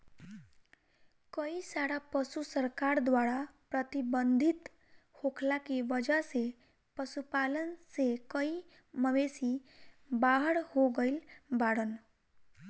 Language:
Bhojpuri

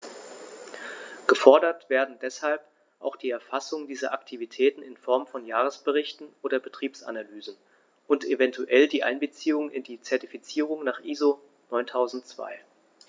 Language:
German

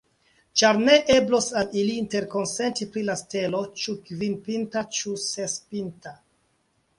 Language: Esperanto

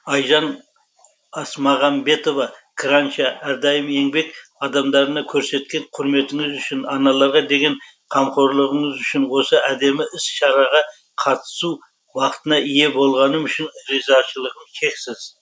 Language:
Kazakh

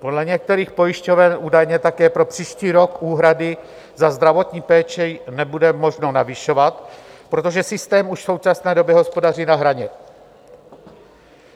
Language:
Czech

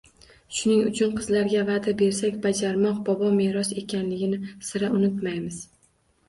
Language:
Uzbek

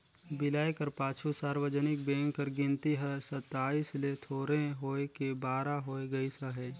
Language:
Chhattisgarhi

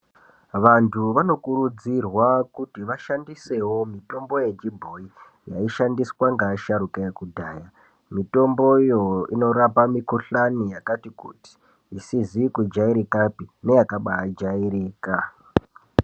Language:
Ndau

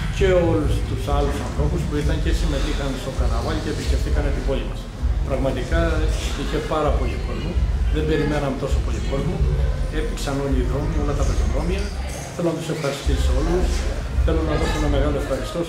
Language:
Greek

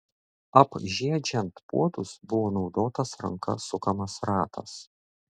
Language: Lithuanian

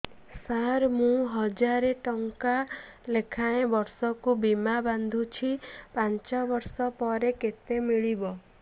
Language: Odia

